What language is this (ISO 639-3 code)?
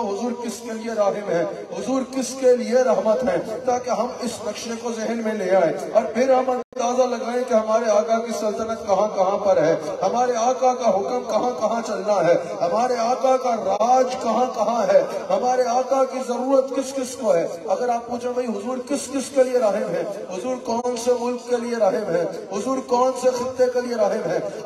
ara